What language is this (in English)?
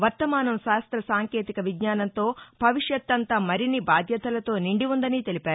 Telugu